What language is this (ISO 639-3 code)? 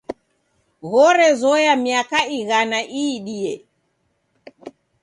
dav